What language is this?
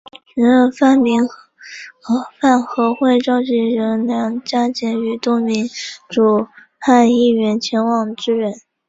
Chinese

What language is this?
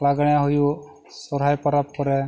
Santali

